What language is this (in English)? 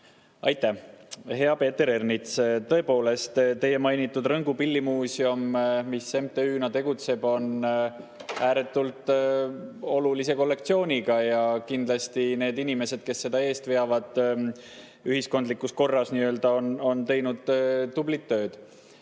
Estonian